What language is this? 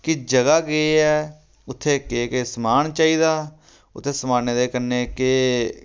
Dogri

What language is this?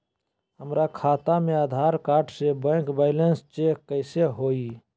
Magahi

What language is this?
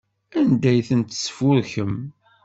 Kabyle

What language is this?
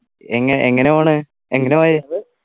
Malayalam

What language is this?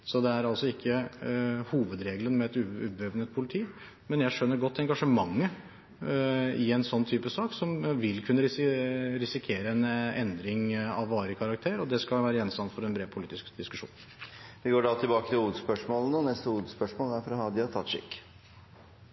Norwegian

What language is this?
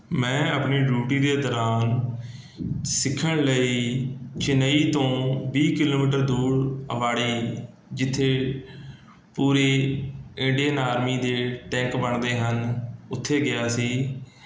Punjabi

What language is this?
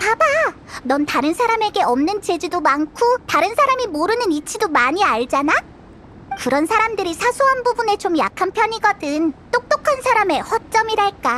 Korean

